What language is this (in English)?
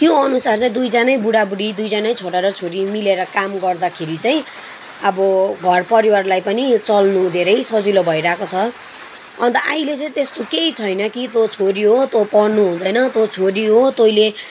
Nepali